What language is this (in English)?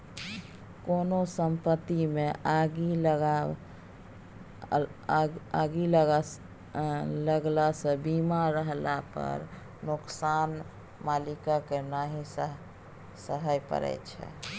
Maithili